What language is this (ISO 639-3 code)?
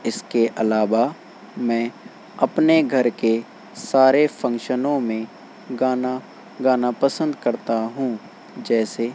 urd